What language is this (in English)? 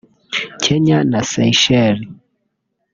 Kinyarwanda